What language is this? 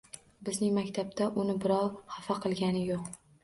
Uzbek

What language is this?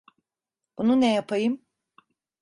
Turkish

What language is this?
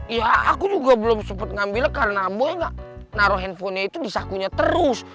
Indonesian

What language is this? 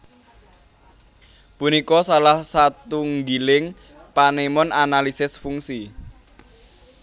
Javanese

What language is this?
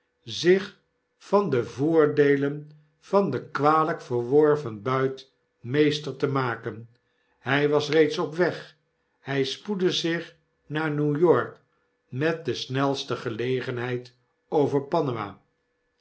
Dutch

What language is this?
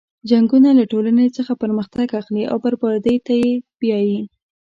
Pashto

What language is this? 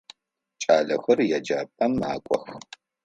Adyghe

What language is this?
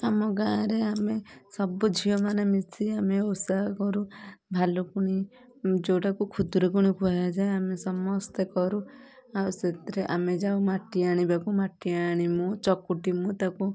Odia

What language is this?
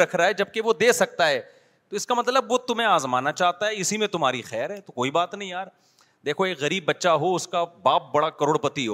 Urdu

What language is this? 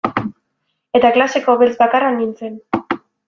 Basque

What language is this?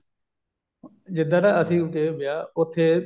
Punjabi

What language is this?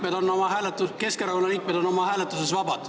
Estonian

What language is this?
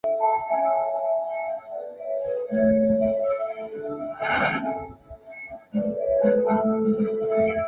Chinese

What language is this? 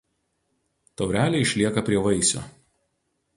Lithuanian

